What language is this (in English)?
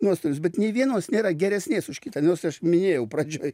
Lithuanian